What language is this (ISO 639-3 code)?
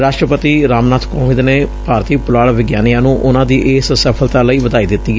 pan